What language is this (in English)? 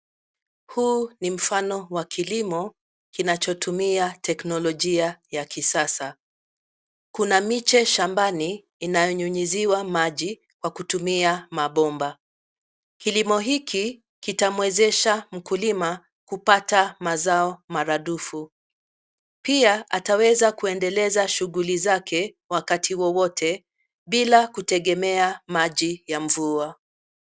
Swahili